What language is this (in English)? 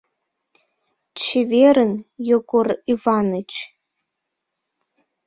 Mari